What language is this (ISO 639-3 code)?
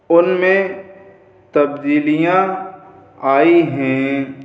urd